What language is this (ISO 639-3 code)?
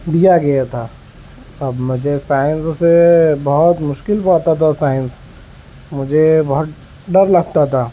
urd